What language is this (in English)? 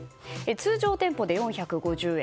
Japanese